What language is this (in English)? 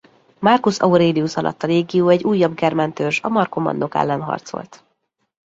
Hungarian